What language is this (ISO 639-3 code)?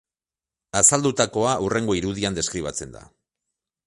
eus